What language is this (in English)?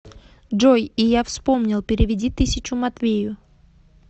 Russian